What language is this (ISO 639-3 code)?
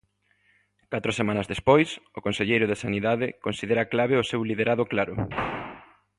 glg